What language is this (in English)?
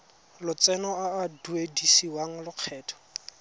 Tswana